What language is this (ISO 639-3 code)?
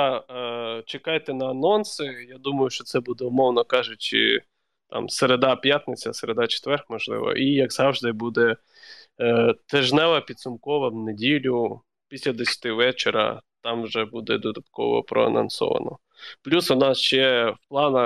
ukr